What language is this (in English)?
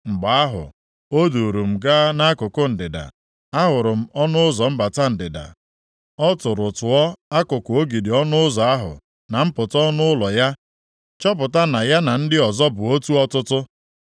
Igbo